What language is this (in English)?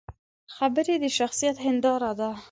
Pashto